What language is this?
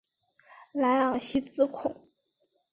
Chinese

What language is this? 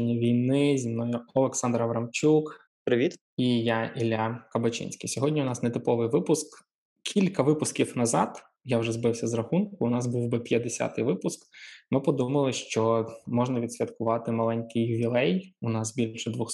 Ukrainian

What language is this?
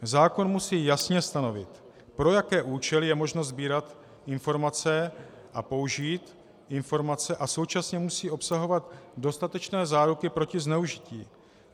Czech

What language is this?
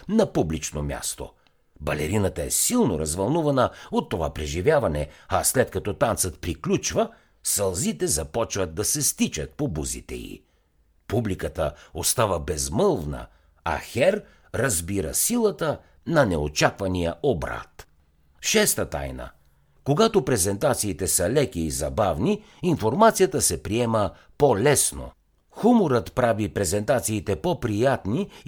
Bulgarian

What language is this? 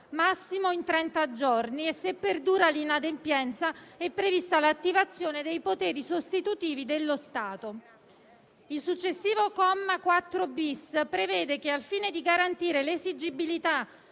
Italian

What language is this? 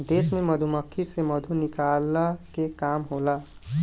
Bhojpuri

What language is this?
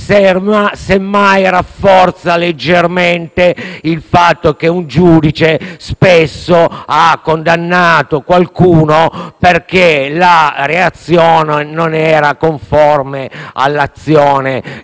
Italian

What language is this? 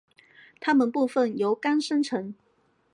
Chinese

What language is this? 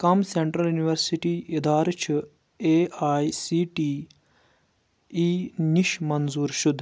Kashmiri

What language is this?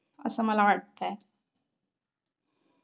Marathi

